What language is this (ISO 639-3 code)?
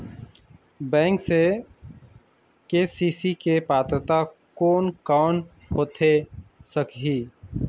hne